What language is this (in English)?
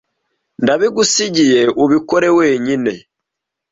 Kinyarwanda